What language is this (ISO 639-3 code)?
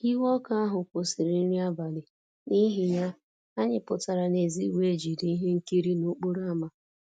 ibo